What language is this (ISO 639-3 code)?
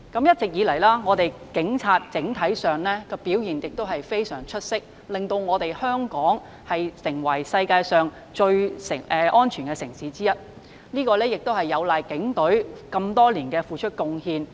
yue